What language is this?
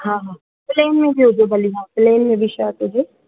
Sindhi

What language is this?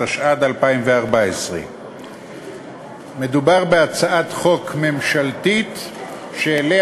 Hebrew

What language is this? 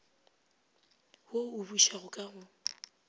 Northern Sotho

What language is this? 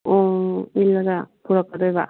Manipuri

